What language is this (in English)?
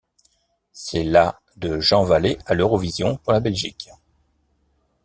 French